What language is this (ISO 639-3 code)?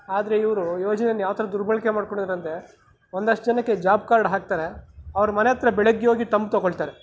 kan